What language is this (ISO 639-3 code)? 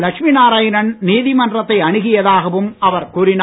tam